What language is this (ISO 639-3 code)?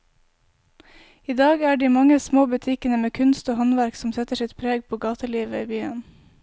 nor